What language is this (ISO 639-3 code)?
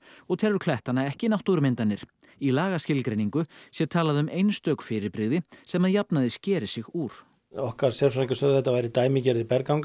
isl